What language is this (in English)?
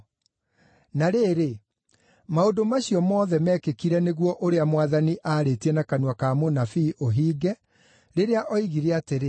Kikuyu